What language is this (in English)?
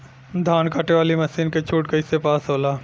Bhojpuri